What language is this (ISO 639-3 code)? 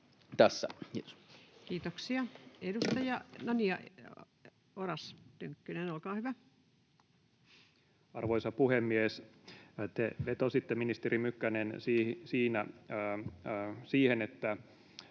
fin